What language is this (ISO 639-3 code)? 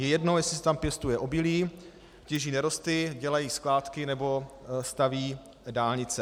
ces